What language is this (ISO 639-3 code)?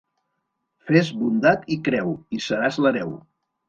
cat